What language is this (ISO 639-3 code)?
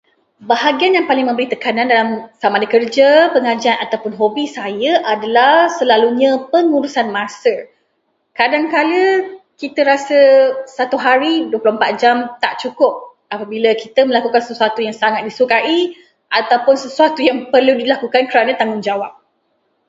msa